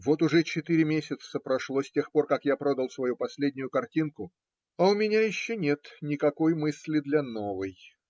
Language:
Russian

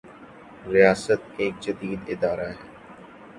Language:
Urdu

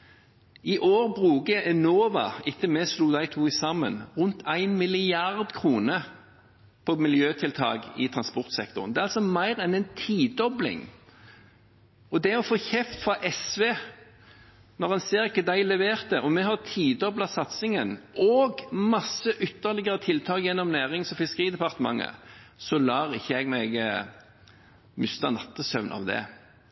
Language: Norwegian Bokmål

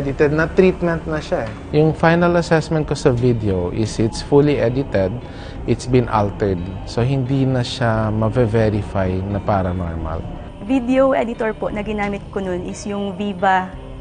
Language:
Filipino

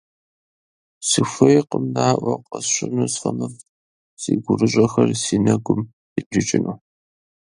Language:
Kabardian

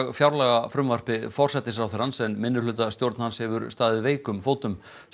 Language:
Icelandic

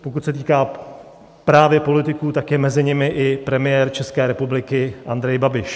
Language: Czech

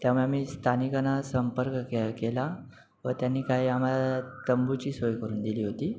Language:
Marathi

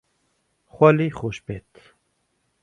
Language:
Central Kurdish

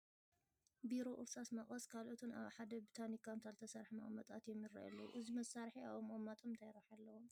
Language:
Tigrinya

